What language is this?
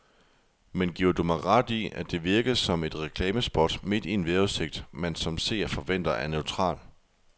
Danish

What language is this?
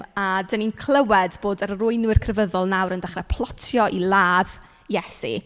Welsh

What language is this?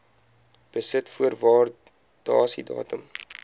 Afrikaans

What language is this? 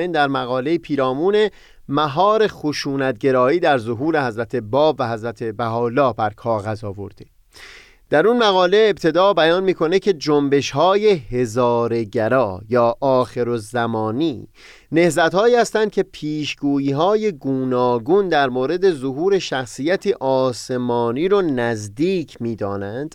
Persian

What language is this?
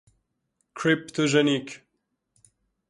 Persian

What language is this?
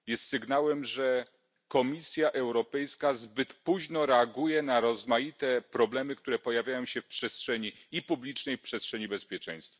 Polish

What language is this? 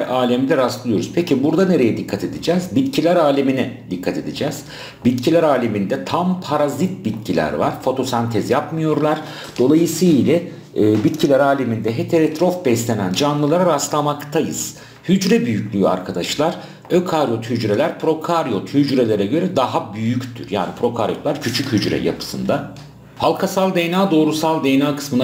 Turkish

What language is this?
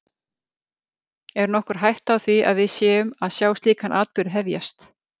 Icelandic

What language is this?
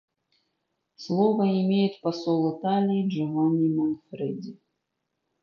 Russian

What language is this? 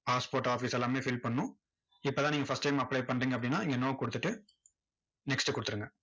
Tamil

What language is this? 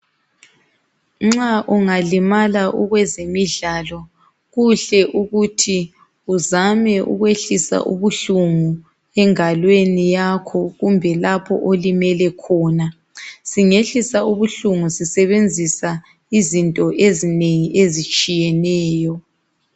North Ndebele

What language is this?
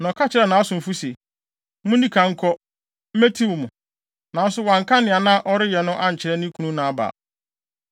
Akan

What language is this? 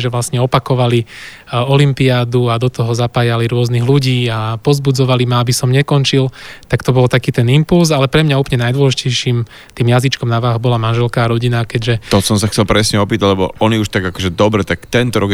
Slovak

